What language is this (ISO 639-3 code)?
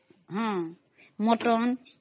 ori